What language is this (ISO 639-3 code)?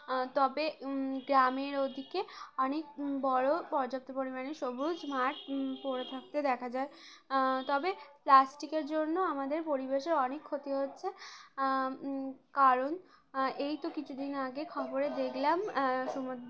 ben